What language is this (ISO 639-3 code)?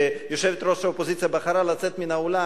heb